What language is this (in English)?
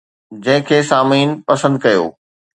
Sindhi